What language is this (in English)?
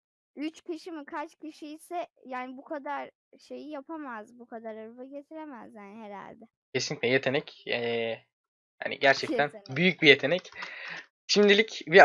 Turkish